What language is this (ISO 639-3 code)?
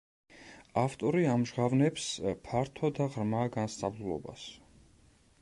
kat